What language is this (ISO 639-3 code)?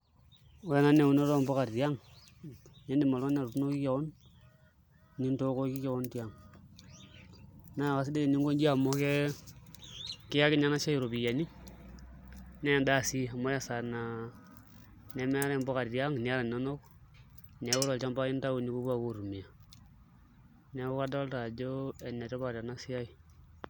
mas